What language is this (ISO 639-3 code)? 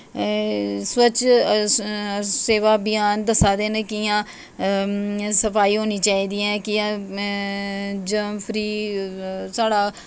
doi